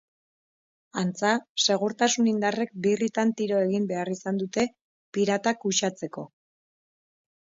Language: Basque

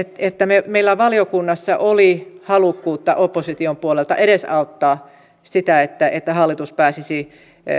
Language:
Finnish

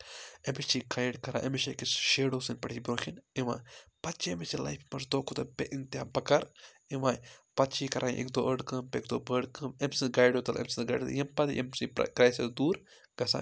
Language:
Kashmiri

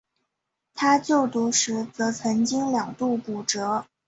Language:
Chinese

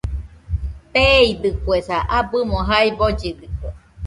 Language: Nüpode Huitoto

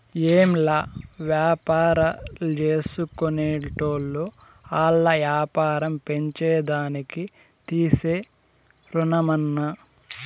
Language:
Telugu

